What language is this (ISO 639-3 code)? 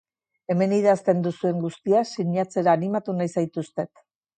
eus